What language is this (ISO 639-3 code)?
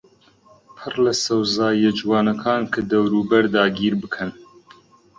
ckb